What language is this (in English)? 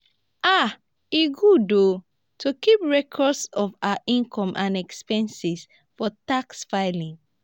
Nigerian Pidgin